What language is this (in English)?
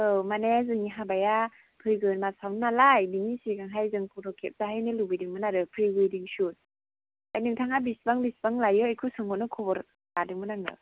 Bodo